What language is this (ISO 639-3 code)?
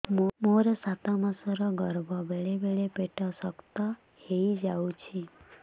ori